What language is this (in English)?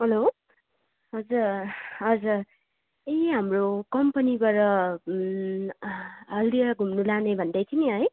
Nepali